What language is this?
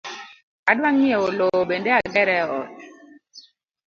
Luo (Kenya and Tanzania)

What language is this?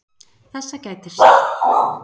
Icelandic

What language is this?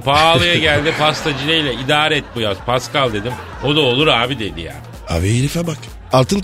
Turkish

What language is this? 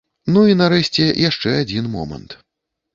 Belarusian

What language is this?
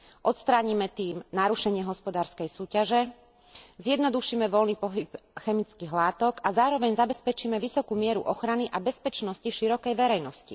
Slovak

